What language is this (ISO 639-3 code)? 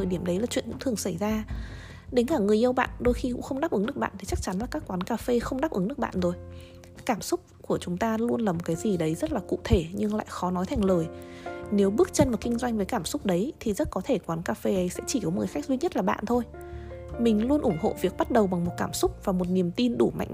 vie